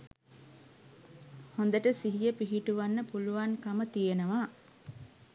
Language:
Sinhala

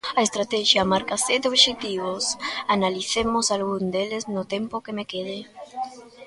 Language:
Galician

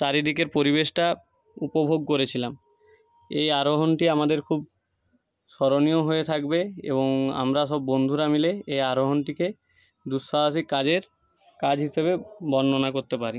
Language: Bangla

